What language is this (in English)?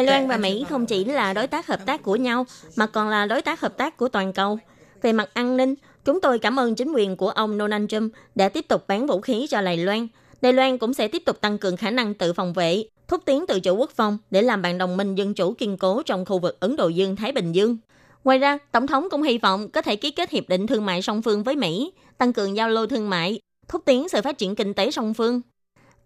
Vietnamese